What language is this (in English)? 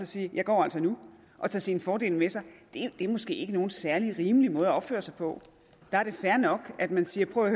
Danish